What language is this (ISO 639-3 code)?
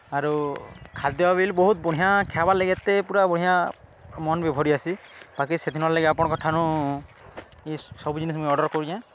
ori